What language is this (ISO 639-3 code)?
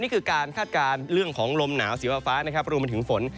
tha